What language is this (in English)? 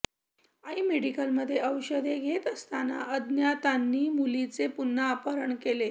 Marathi